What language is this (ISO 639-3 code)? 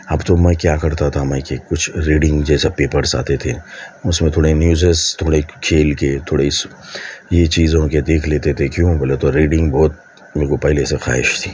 urd